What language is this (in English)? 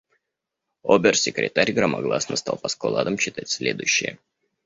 Russian